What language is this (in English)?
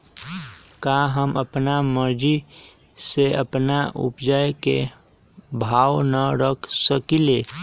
Magahi